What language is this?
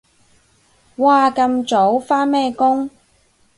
Cantonese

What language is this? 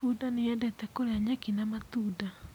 Kikuyu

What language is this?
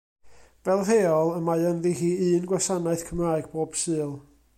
Welsh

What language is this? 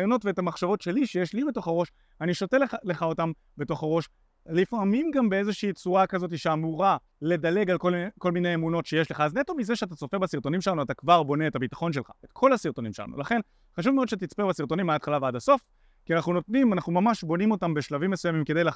Hebrew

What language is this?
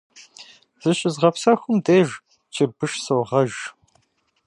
Kabardian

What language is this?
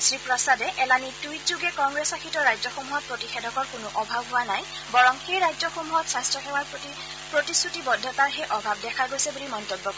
Assamese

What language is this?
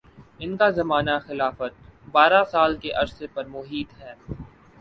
Urdu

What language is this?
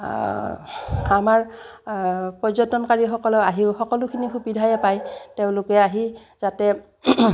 Assamese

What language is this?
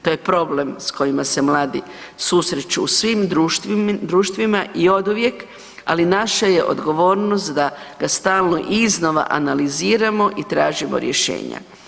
Croatian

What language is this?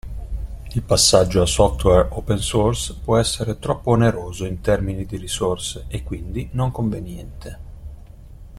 Italian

